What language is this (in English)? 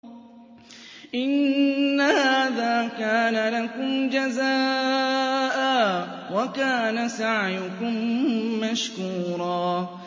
Arabic